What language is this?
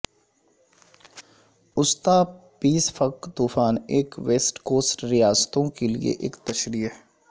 Urdu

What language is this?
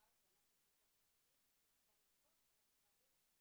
Hebrew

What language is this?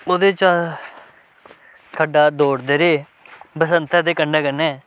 Dogri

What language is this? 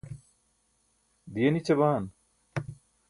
Burushaski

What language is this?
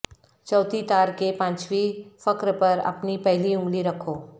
Urdu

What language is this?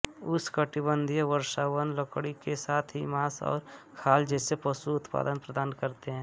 Hindi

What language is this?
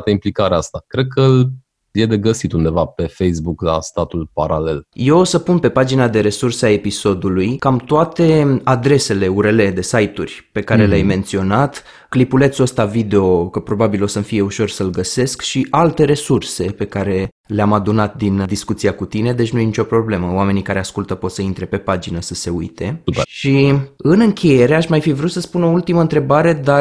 Romanian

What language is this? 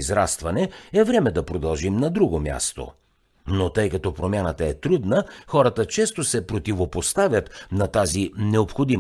Bulgarian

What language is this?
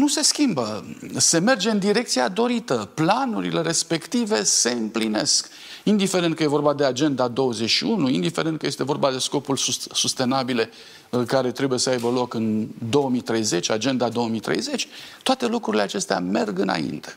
Romanian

